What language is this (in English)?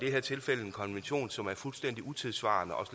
Danish